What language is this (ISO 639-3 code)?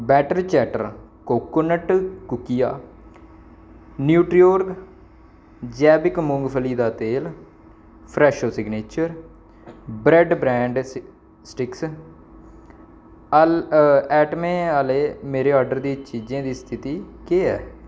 doi